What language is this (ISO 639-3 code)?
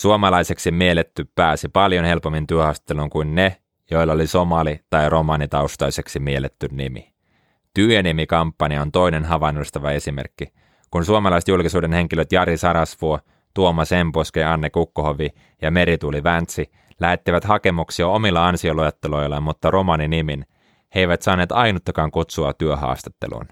fin